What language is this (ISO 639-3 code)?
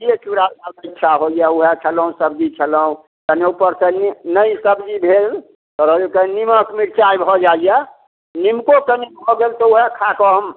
mai